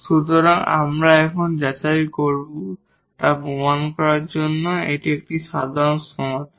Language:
Bangla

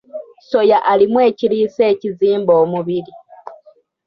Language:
Ganda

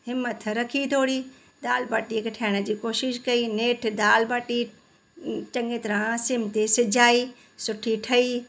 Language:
Sindhi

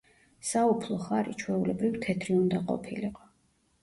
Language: Georgian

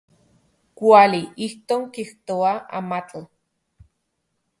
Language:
Central Puebla Nahuatl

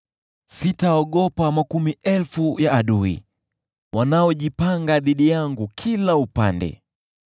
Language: Swahili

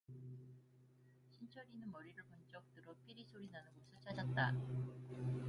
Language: Korean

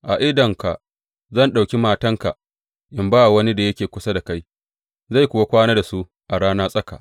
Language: Hausa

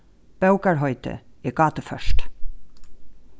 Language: Faroese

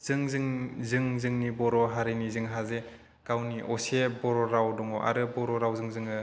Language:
Bodo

